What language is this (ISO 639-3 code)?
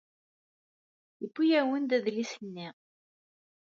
kab